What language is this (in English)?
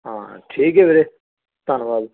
Punjabi